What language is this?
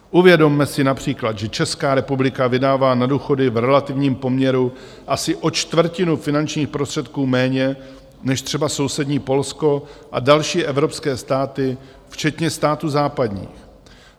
Czech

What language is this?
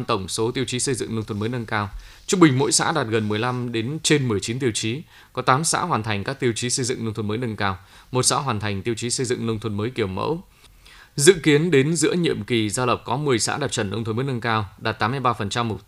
Vietnamese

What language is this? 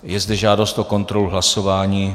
Czech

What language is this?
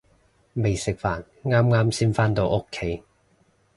Cantonese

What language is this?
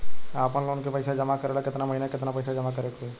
Bhojpuri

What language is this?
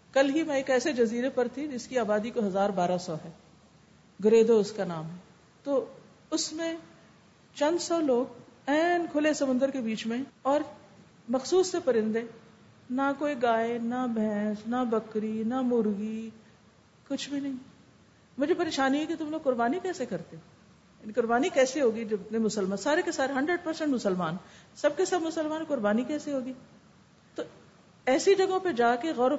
Urdu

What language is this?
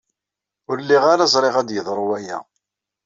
Kabyle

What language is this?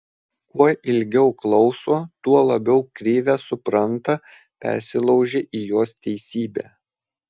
Lithuanian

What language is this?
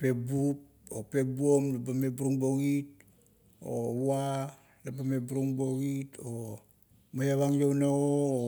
Kuot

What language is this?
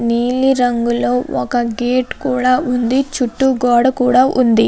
Telugu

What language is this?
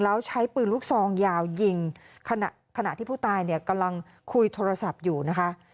Thai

